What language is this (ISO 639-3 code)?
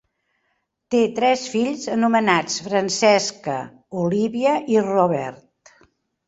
cat